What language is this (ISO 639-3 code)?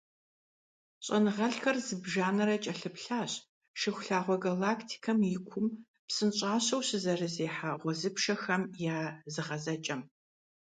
kbd